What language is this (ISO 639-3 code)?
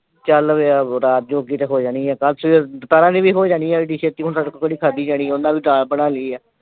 pan